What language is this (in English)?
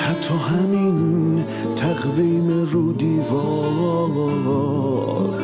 Persian